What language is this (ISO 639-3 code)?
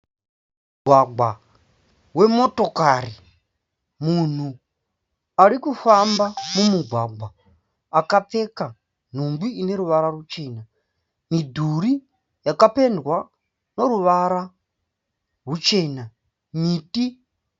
sna